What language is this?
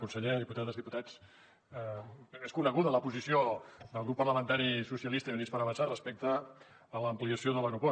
Catalan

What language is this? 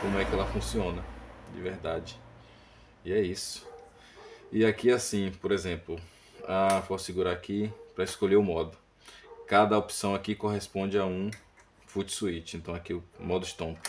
Portuguese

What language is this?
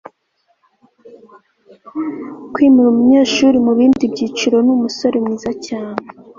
Kinyarwanda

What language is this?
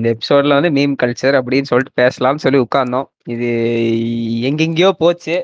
Tamil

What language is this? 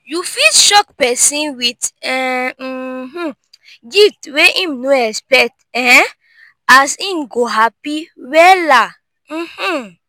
Nigerian Pidgin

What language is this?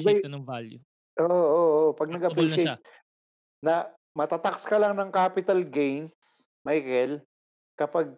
Filipino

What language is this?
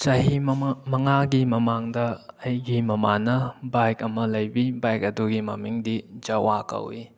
Manipuri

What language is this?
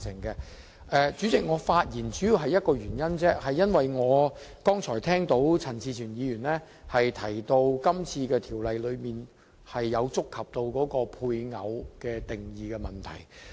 Cantonese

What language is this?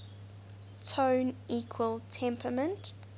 English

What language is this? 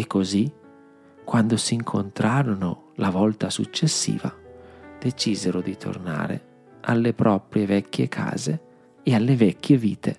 Italian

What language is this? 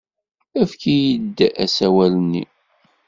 Kabyle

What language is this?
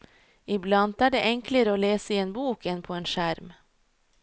Norwegian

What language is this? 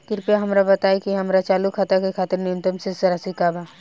Bhojpuri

